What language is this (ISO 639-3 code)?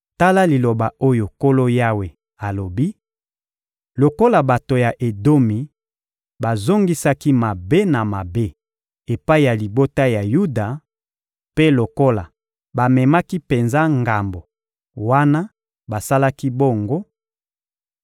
lin